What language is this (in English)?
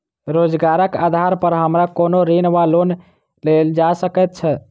Maithili